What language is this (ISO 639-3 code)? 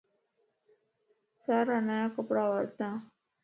lss